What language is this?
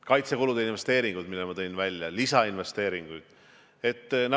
Estonian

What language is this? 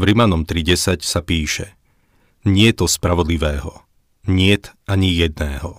Slovak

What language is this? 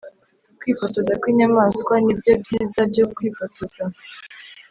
Kinyarwanda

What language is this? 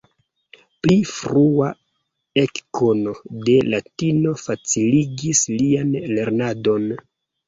Esperanto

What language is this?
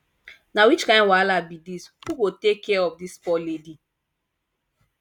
Nigerian Pidgin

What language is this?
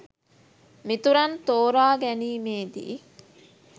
Sinhala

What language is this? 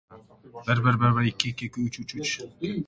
Uzbek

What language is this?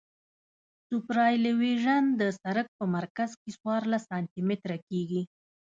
Pashto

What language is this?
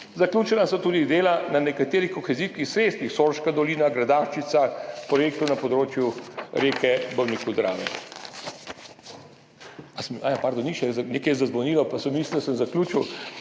Slovenian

